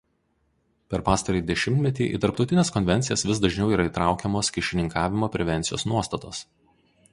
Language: Lithuanian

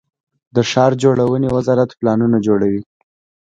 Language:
Pashto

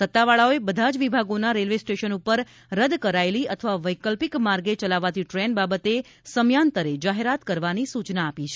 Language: Gujarati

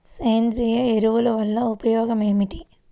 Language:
Telugu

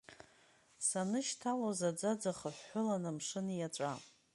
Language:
Abkhazian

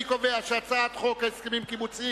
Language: Hebrew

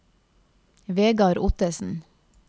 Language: Norwegian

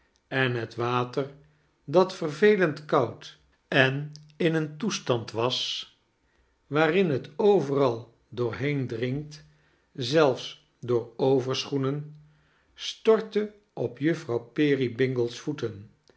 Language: Dutch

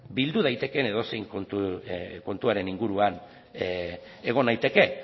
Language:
Basque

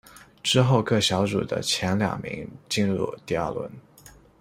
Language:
Chinese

